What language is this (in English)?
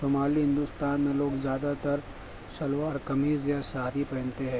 Urdu